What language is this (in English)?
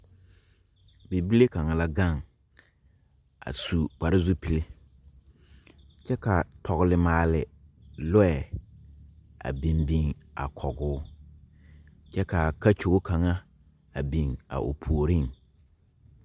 Southern Dagaare